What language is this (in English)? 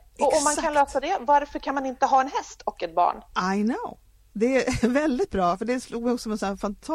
Swedish